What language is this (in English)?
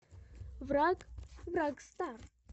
Russian